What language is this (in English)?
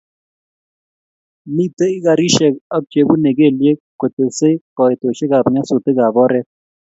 Kalenjin